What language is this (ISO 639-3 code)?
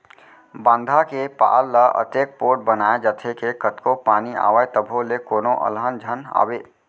hne